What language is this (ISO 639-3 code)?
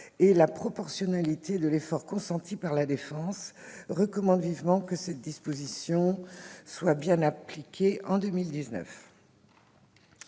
fra